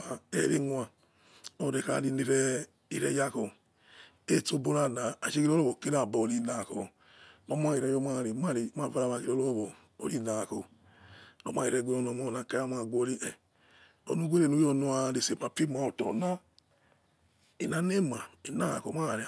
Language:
Yekhee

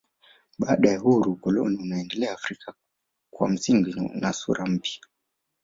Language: Swahili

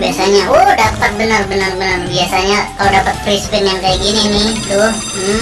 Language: Indonesian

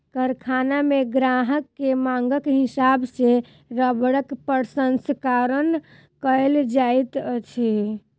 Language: Maithili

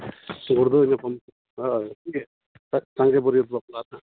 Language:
Santali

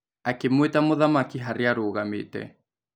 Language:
Kikuyu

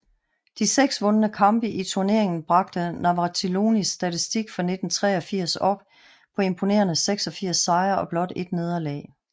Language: Danish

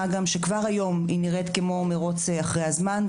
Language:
Hebrew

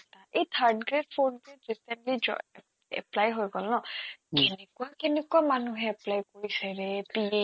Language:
Assamese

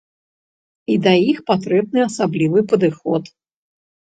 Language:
Belarusian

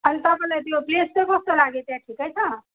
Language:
Nepali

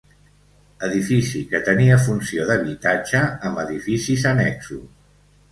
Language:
Catalan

